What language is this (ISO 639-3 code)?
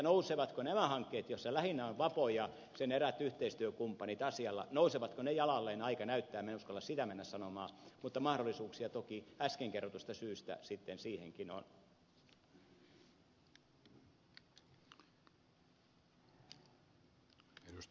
fin